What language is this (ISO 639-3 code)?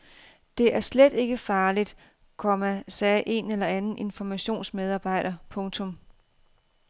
dan